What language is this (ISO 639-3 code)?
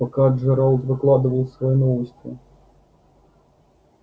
rus